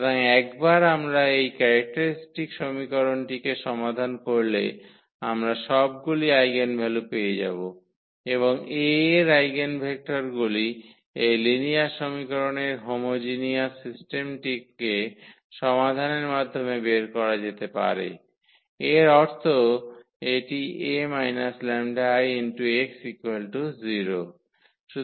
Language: Bangla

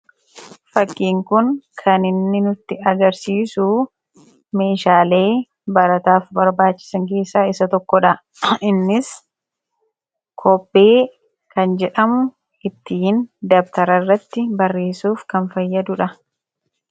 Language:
Oromo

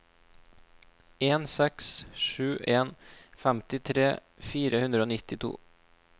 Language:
Norwegian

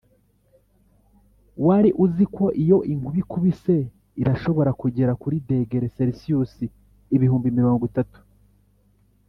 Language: Kinyarwanda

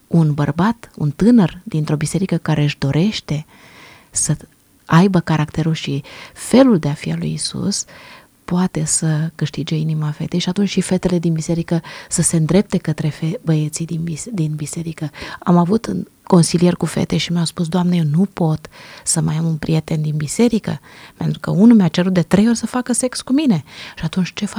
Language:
Romanian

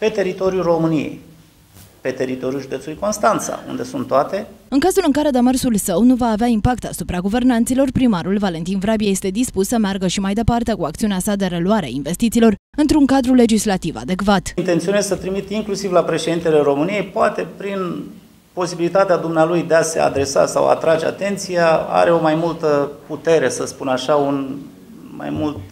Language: Romanian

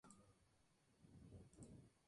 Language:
Spanish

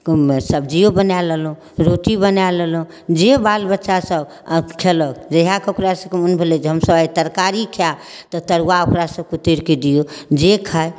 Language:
Maithili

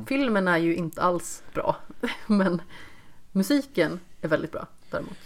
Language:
Swedish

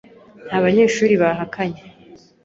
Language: Kinyarwanda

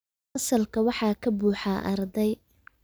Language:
Somali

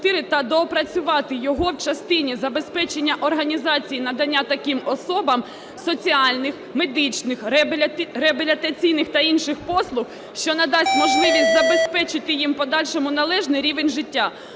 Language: Ukrainian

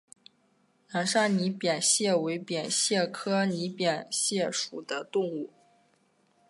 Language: Chinese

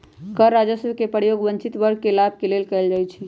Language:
Magahi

